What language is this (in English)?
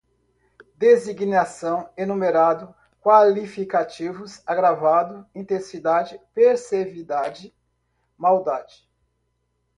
Portuguese